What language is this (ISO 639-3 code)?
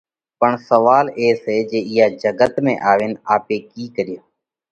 kvx